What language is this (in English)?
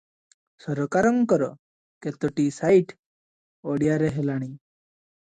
Odia